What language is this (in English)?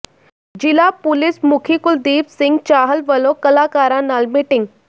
Punjabi